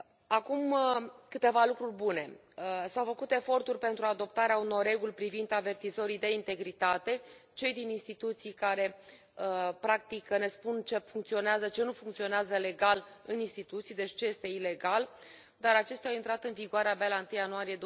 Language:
Romanian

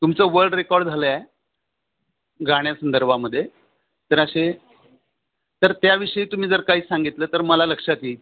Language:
Marathi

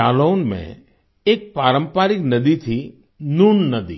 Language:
Hindi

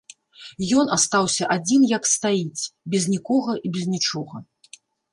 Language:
Belarusian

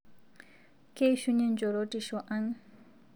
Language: Masai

